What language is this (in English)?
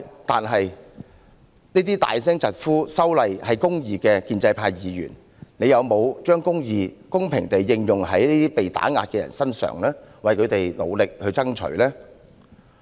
Cantonese